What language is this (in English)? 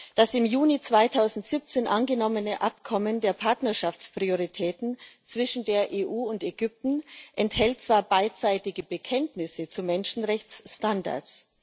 German